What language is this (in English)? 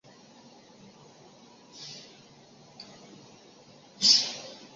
Chinese